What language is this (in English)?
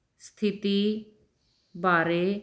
Punjabi